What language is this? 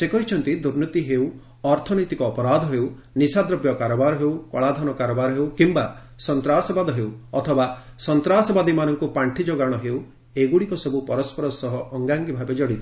Odia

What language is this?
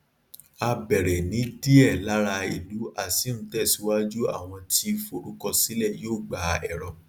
Yoruba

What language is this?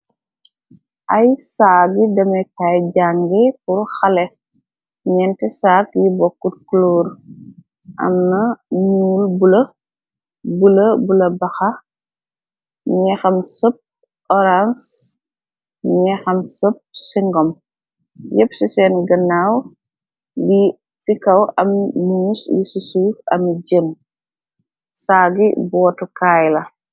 Wolof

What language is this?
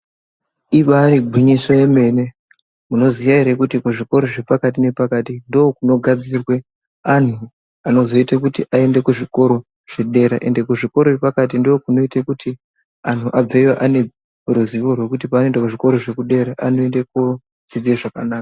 Ndau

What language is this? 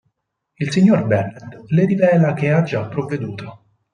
Italian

